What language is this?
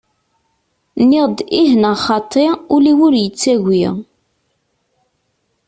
Kabyle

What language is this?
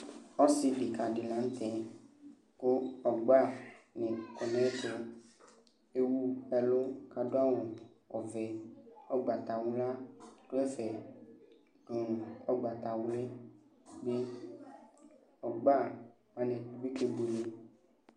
Ikposo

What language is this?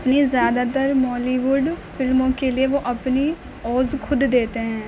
Urdu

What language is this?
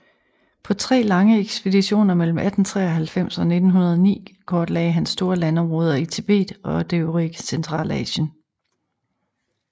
Danish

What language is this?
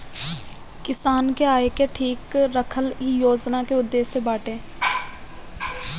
Bhojpuri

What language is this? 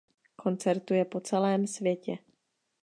Czech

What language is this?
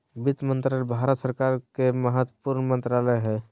Magahi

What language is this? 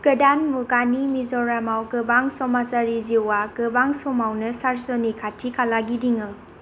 Bodo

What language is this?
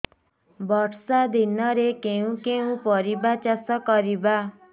Odia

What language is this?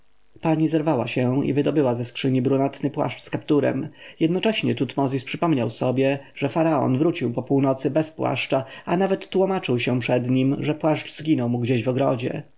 Polish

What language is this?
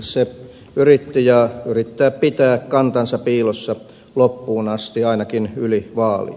Finnish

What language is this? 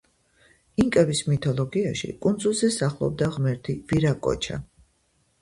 Georgian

